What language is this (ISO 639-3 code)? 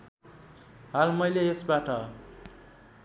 nep